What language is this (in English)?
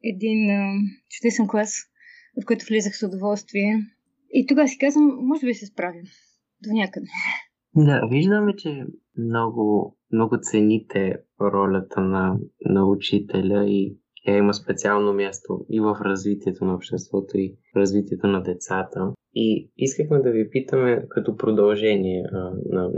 Bulgarian